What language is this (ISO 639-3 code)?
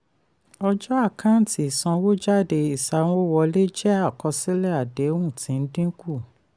yor